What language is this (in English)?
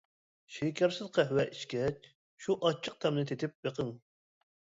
Uyghur